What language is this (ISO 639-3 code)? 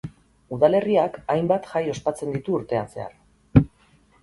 eus